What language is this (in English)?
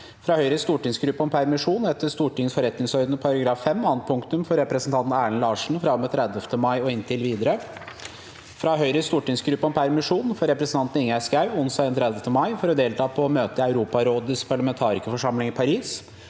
Norwegian